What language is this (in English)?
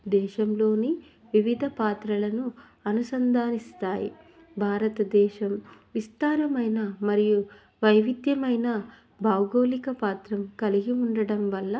Telugu